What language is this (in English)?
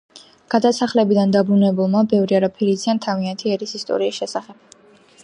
Georgian